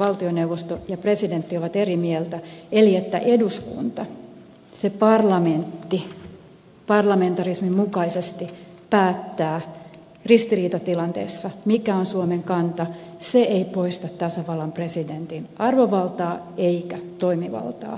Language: Finnish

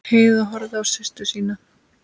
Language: Icelandic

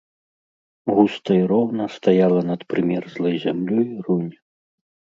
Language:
Belarusian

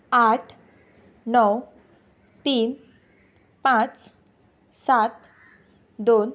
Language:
Konkani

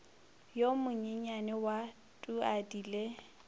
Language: Northern Sotho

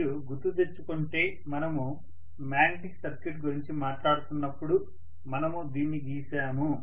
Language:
Telugu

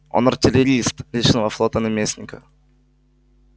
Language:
Russian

